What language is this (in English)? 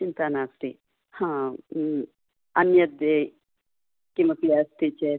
Sanskrit